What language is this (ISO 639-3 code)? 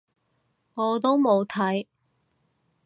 yue